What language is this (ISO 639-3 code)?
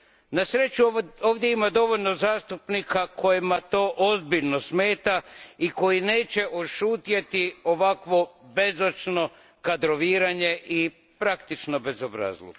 hrv